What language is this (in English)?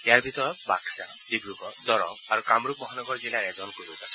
Assamese